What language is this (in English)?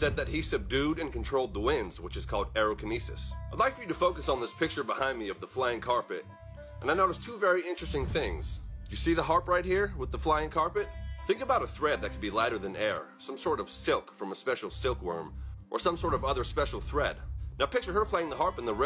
English